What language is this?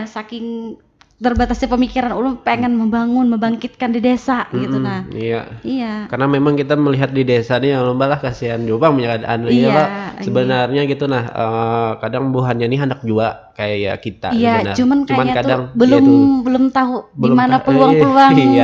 Indonesian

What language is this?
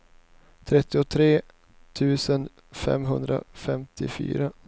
Swedish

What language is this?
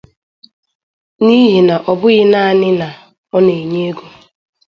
Igbo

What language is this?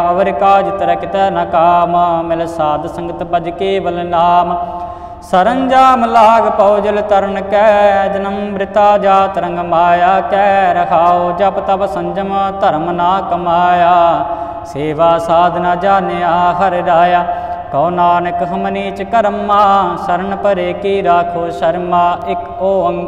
Hindi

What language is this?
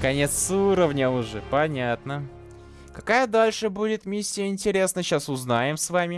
Russian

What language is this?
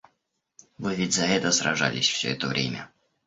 Russian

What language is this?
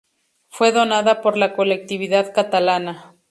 Spanish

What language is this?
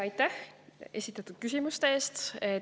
Estonian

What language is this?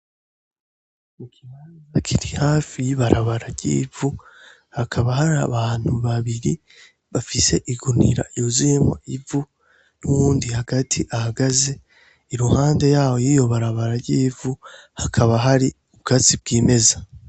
Rundi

